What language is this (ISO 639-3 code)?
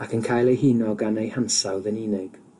cym